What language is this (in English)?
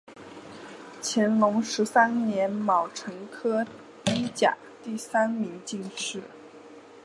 Chinese